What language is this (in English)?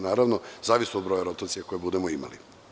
Serbian